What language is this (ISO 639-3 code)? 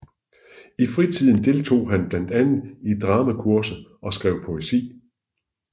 dan